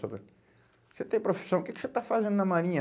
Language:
Portuguese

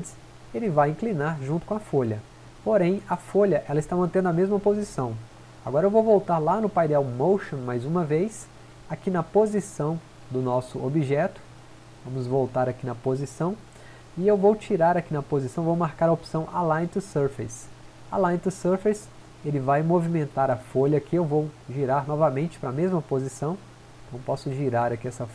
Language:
Portuguese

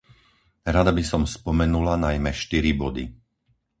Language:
Slovak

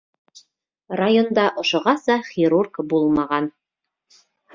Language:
Bashkir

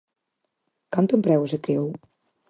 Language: Galician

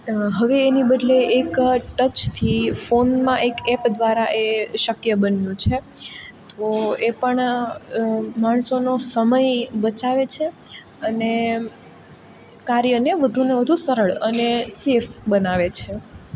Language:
Gujarati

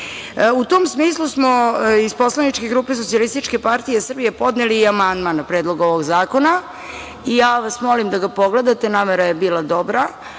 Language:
Serbian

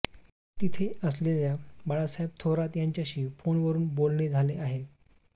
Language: Marathi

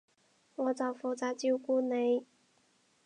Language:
Cantonese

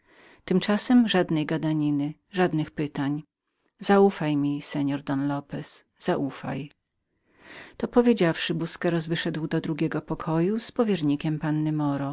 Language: Polish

